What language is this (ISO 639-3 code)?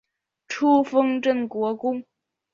zho